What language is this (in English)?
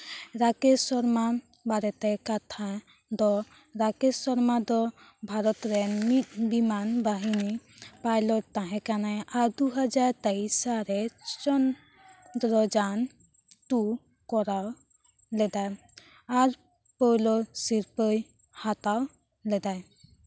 Santali